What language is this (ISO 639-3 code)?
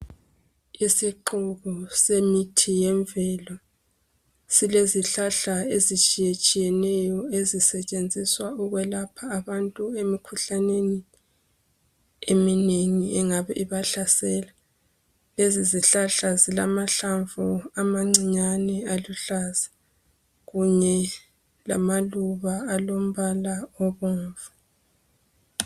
nde